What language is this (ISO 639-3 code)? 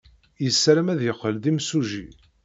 kab